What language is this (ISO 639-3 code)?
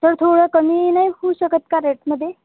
mar